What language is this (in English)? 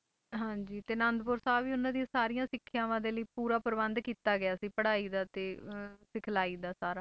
Punjabi